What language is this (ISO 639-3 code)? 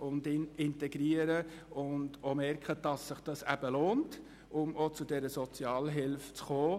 gsw